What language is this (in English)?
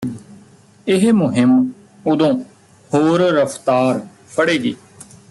Punjabi